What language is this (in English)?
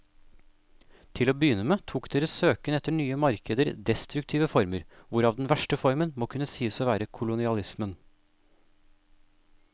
Norwegian